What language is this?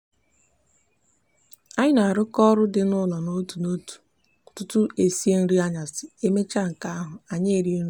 Igbo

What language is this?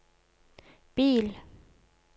Norwegian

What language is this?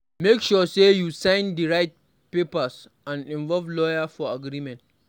Nigerian Pidgin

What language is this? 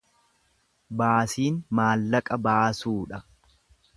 Oromo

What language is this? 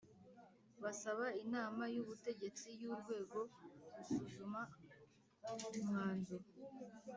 Kinyarwanda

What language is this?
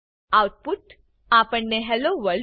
Gujarati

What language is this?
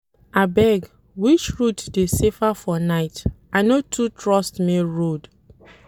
Nigerian Pidgin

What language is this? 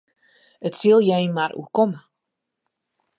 Western Frisian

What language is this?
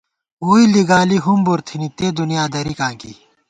Gawar-Bati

